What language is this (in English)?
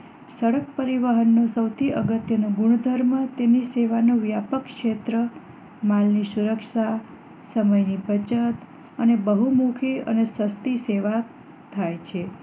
Gujarati